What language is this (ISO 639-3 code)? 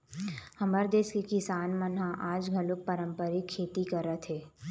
hne